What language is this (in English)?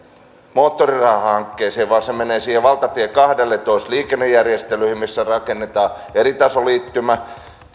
Finnish